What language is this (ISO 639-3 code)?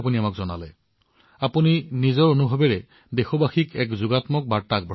asm